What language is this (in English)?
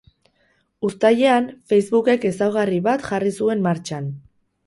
Basque